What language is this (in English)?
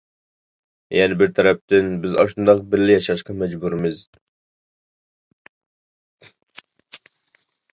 Uyghur